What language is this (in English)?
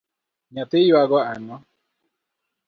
Luo (Kenya and Tanzania)